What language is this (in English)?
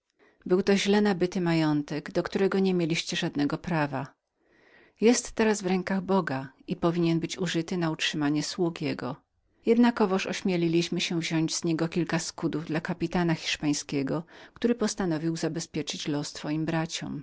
Polish